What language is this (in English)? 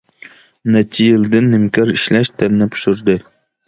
Uyghur